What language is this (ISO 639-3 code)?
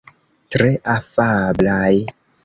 epo